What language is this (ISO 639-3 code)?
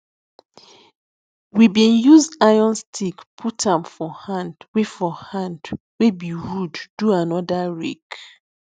pcm